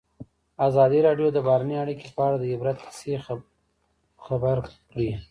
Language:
Pashto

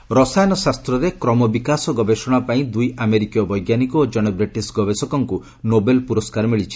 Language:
Odia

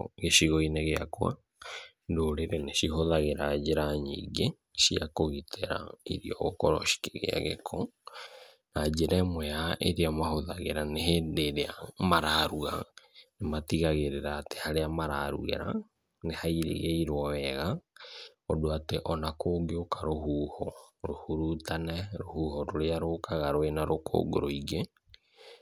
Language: Kikuyu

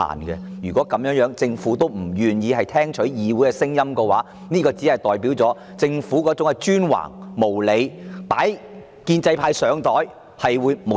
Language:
Cantonese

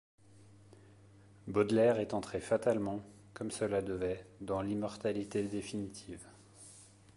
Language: French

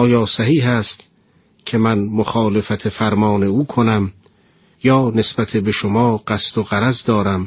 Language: Persian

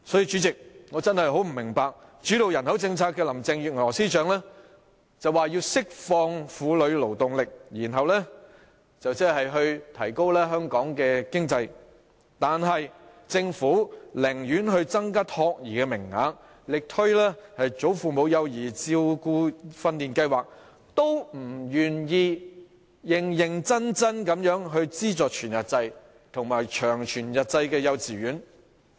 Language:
Cantonese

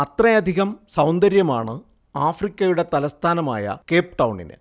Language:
Malayalam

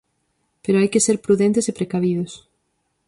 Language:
Galician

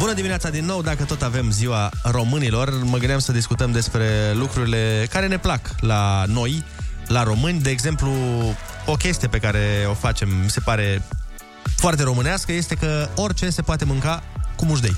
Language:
Romanian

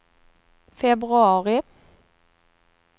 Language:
Swedish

